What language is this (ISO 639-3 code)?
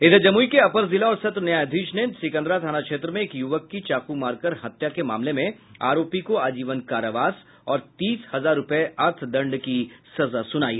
hin